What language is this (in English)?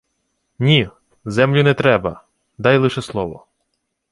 Ukrainian